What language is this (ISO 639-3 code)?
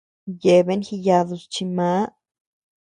cux